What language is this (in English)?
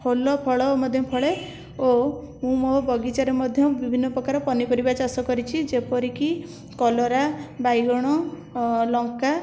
Odia